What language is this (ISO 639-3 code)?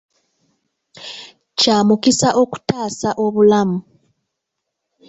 lug